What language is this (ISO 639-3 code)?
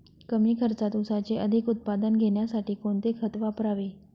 mar